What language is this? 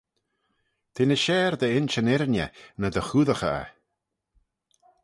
Manx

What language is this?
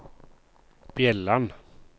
Norwegian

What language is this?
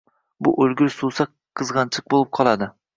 Uzbek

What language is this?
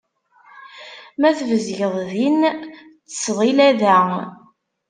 Kabyle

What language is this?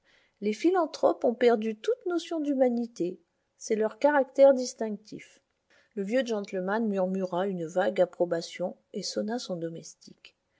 French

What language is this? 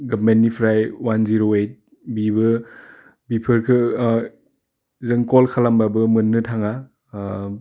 Bodo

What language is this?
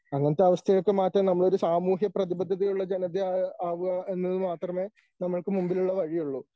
Malayalam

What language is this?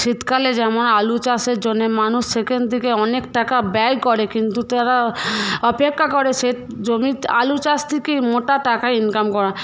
Bangla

